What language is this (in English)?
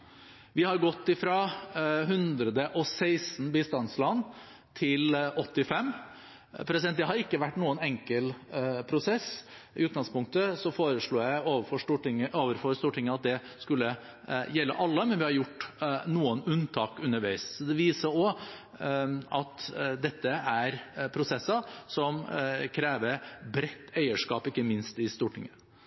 Norwegian Bokmål